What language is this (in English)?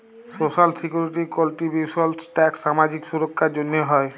Bangla